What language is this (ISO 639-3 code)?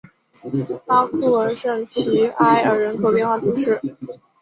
zho